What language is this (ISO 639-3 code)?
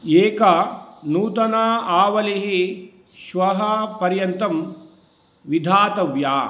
san